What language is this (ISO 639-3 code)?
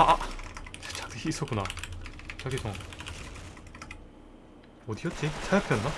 kor